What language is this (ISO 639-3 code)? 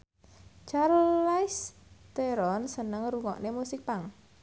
jav